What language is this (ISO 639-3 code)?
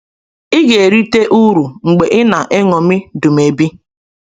ibo